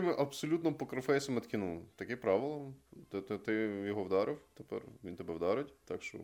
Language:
Ukrainian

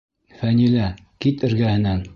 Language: Bashkir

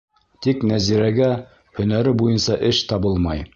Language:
Bashkir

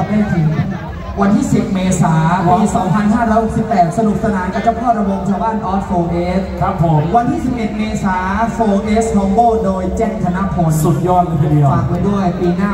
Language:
Thai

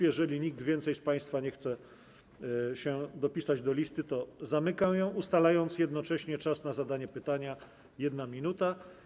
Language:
Polish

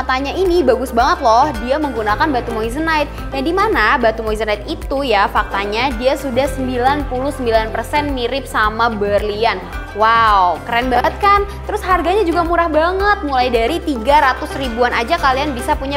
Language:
Indonesian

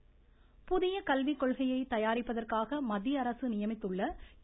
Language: Tamil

